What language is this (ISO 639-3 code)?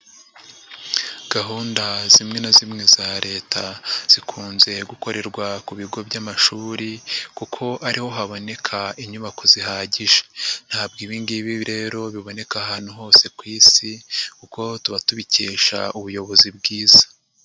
kin